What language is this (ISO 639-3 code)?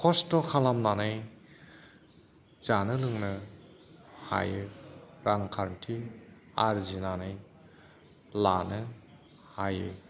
brx